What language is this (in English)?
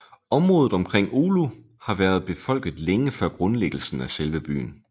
Danish